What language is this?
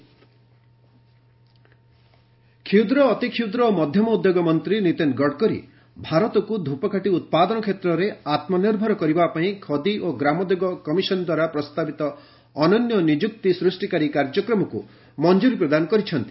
Odia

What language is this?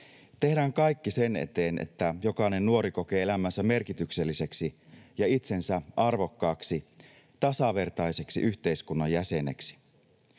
Finnish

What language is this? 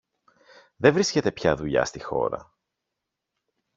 Greek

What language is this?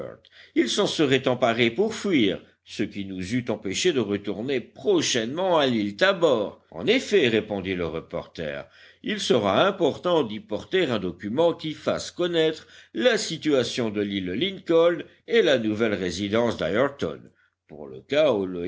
French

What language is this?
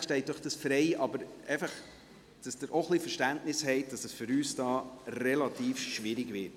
Swiss German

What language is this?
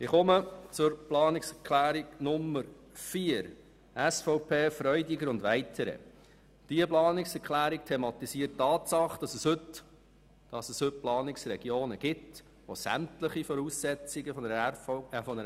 Swiss German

